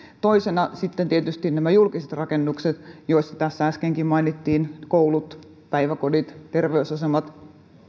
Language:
Finnish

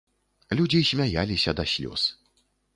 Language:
Belarusian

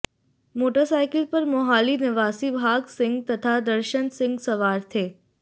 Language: Hindi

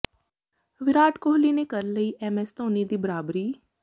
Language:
Punjabi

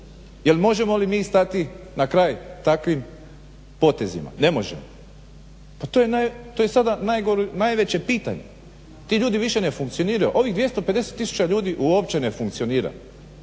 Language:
Croatian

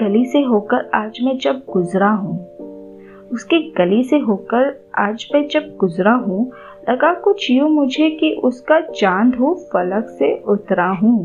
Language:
Hindi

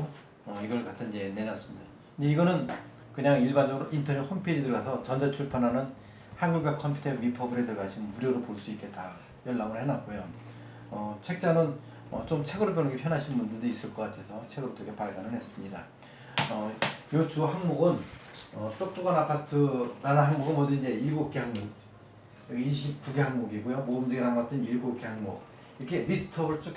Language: Korean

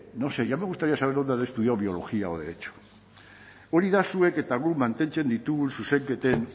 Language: Basque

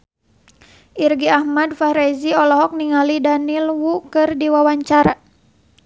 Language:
Sundanese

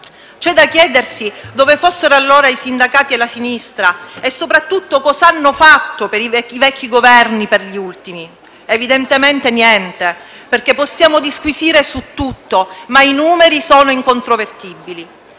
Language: Italian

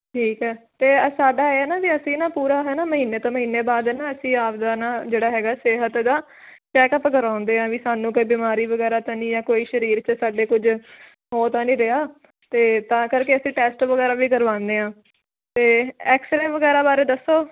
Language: Punjabi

